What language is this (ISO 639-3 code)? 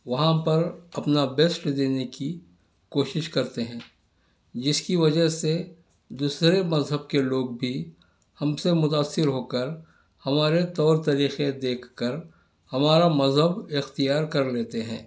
urd